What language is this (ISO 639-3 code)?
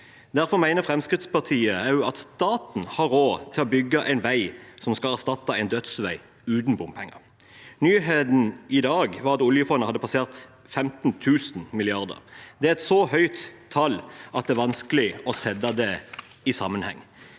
nor